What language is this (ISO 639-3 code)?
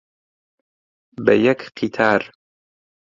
ckb